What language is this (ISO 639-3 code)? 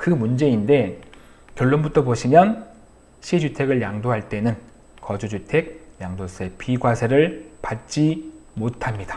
kor